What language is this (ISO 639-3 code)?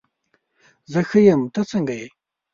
pus